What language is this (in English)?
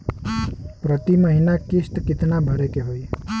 Bhojpuri